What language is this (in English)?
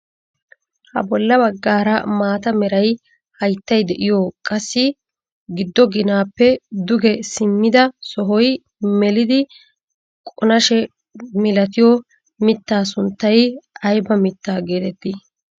Wolaytta